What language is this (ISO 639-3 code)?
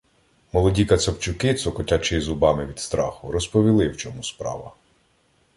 ukr